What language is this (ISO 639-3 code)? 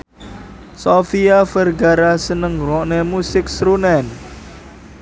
jav